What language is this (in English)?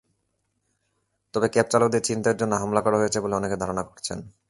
Bangla